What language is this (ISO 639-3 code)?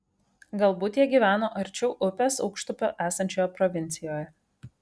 lit